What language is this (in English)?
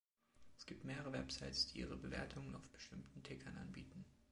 German